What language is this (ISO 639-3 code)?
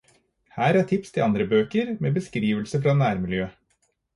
nob